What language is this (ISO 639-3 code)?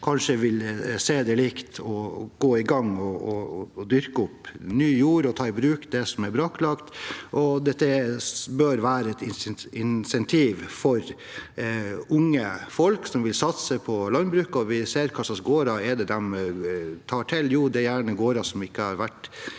nor